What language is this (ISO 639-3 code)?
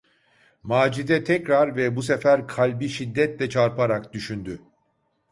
tur